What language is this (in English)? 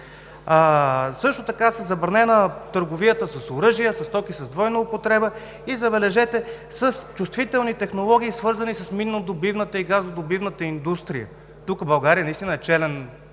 Bulgarian